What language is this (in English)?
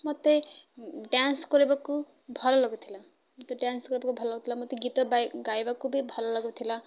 Odia